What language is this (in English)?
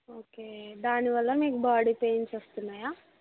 Telugu